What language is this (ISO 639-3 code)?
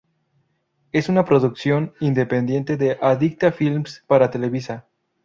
spa